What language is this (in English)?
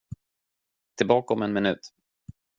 Swedish